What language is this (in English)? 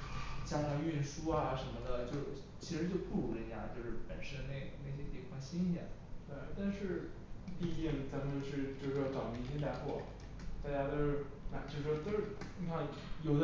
Chinese